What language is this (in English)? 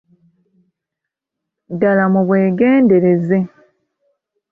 Ganda